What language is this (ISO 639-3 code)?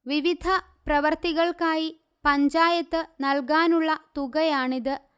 mal